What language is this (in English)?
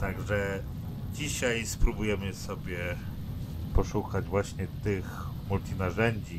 Polish